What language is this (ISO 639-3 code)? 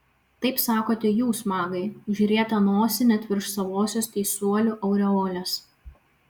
lit